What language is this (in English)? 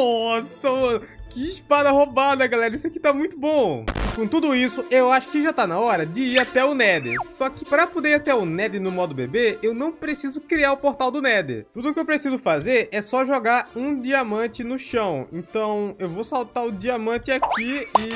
Portuguese